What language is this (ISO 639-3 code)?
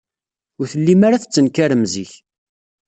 kab